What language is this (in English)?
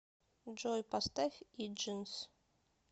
Russian